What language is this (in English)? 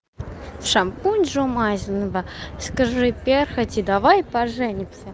Russian